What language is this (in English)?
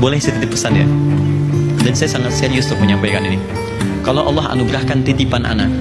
Indonesian